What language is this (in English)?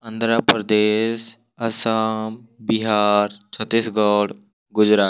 Odia